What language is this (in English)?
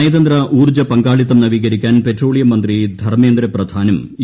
Malayalam